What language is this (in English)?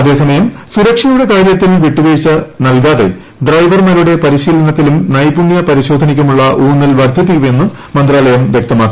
Malayalam